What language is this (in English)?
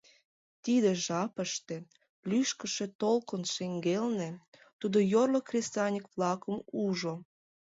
Mari